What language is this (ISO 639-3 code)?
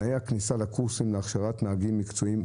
heb